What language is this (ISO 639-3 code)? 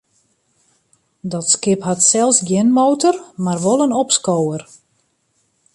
fry